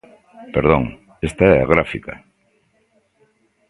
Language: Galician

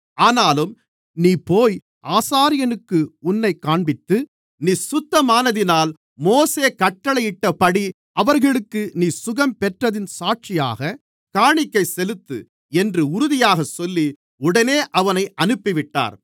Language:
Tamil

